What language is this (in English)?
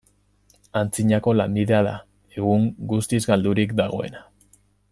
Basque